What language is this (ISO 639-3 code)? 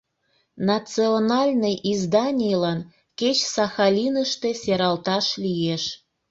chm